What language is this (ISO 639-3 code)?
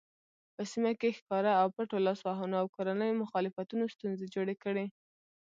pus